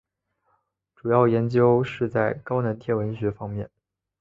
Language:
Chinese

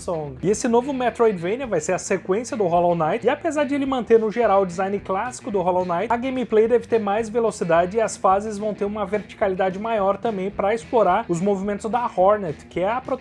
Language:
Portuguese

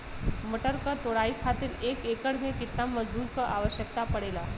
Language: Bhojpuri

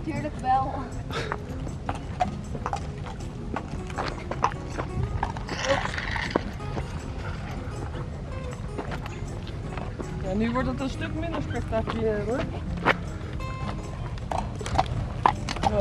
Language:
Dutch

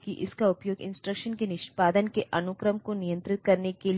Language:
Hindi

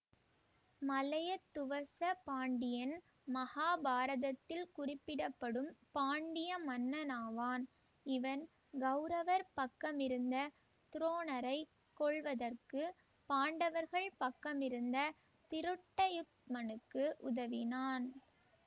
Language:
Tamil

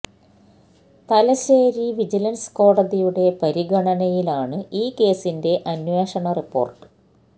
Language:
Malayalam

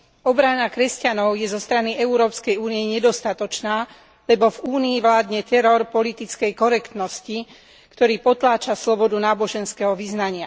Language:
Slovak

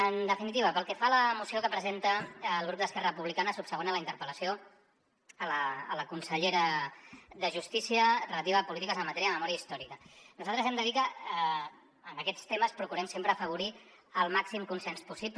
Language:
Catalan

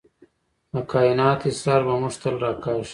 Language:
Pashto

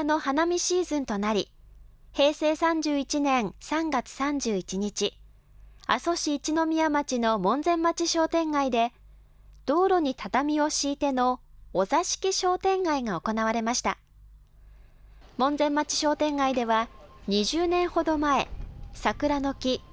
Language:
Japanese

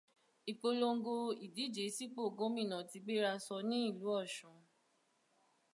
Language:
Yoruba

